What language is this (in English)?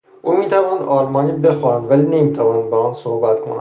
Persian